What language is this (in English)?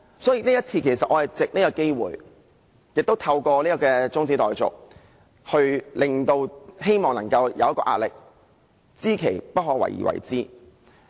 Cantonese